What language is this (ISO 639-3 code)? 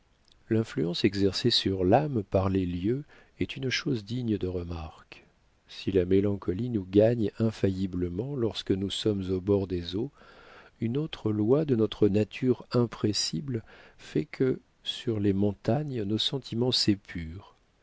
fra